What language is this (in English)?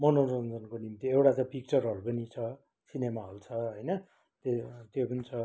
Nepali